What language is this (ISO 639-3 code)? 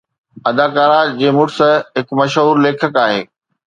snd